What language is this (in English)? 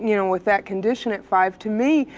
English